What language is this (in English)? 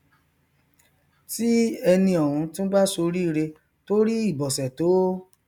Yoruba